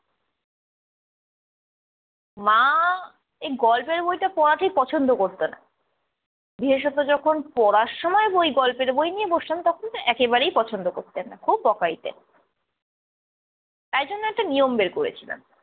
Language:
Bangla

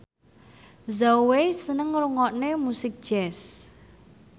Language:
Javanese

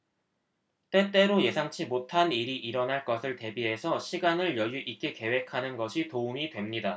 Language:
Korean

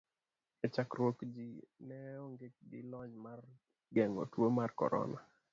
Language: Luo (Kenya and Tanzania)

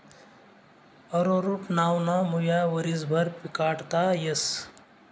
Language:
Marathi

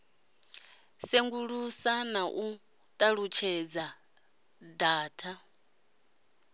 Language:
Venda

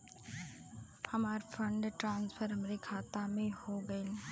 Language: Bhojpuri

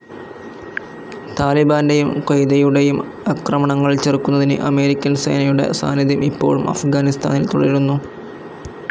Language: Malayalam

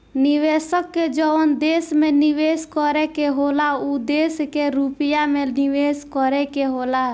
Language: Bhojpuri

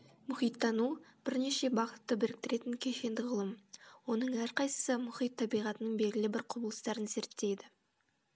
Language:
Kazakh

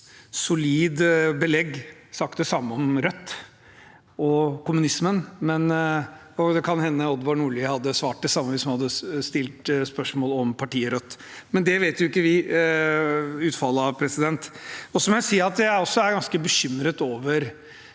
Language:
Norwegian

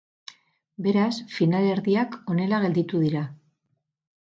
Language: Basque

